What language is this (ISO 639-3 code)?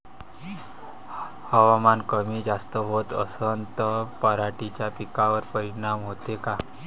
mar